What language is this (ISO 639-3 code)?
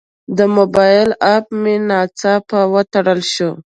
pus